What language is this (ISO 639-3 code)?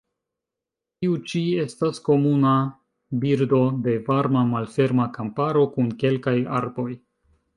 epo